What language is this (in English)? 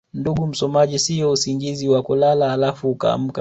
Swahili